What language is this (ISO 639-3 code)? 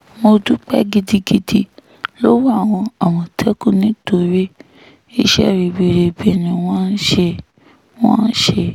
yor